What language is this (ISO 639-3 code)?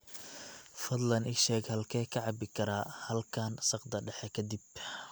som